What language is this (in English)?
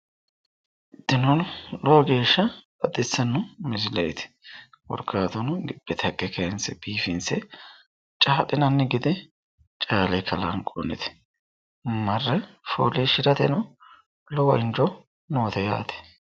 Sidamo